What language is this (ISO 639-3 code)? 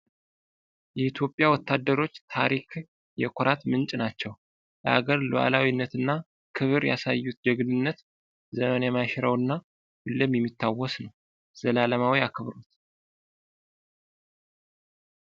amh